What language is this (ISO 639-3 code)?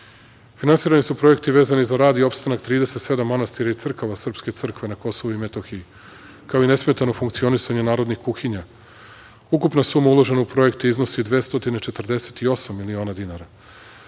srp